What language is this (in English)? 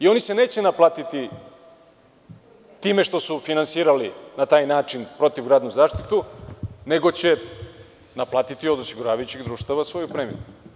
Serbian